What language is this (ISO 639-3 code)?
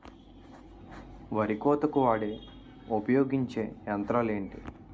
tel